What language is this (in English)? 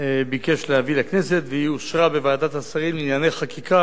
Hebrew